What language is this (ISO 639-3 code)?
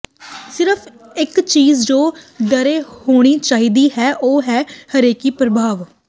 pan